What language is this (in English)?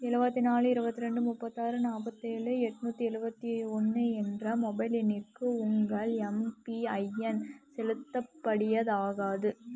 Tamil